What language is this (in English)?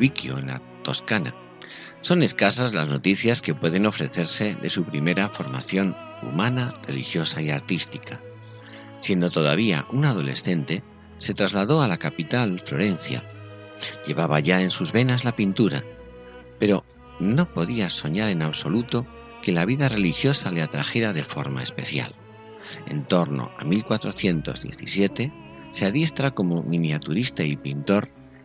Spanish